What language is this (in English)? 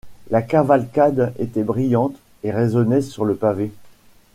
French